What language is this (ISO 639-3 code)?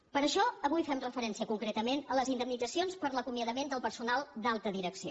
cat